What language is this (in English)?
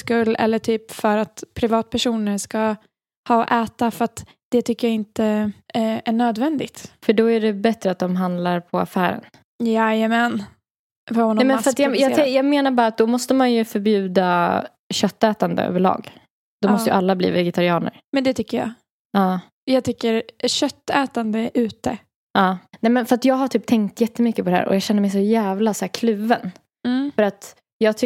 Swedish